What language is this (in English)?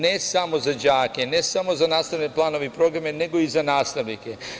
Serbian